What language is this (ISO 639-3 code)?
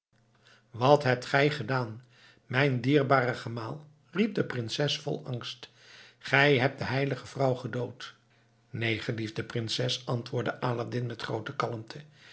nld